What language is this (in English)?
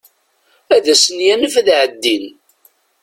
Kabyle